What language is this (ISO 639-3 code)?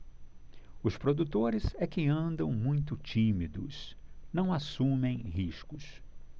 por